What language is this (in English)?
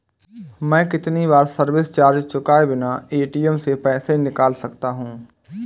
Hindi